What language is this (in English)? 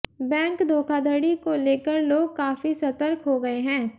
Hindi